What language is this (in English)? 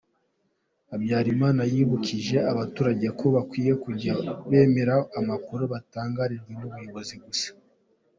Kinyarwanda